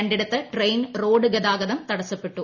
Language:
Malayalam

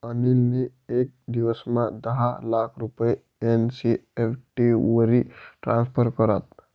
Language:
Marathi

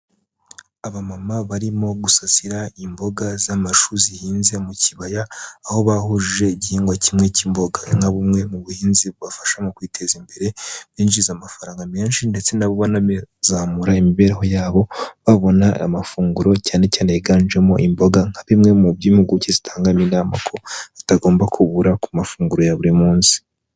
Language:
Kinyarwanda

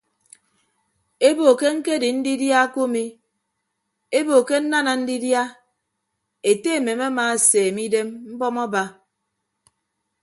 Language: Ibibio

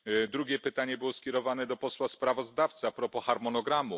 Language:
Polish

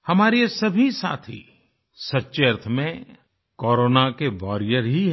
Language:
Hindi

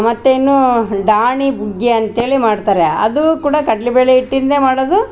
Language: Kannada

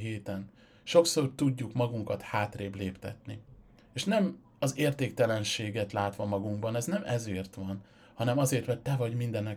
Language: Hungarian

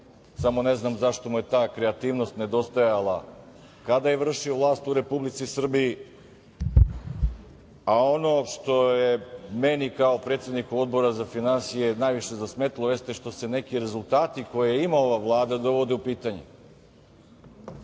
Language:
Serbian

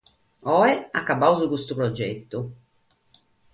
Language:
Sardinian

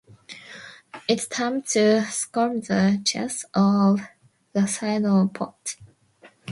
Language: English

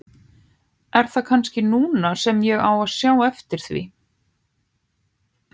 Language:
Icelandic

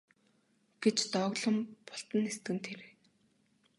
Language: Mongolian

